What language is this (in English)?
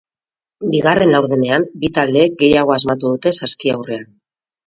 Basque